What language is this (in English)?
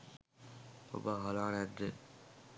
Sinhala